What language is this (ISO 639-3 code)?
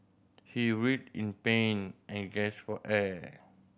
eng